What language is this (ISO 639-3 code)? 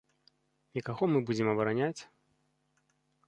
bel